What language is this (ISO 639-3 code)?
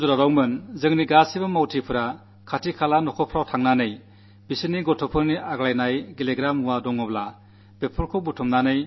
mal